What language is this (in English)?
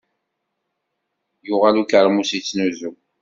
Kabyle